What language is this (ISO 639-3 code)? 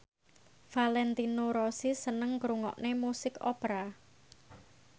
jav